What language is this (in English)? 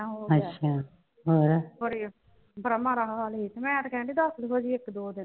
Punjabi